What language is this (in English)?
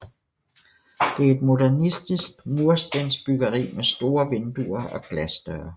Danish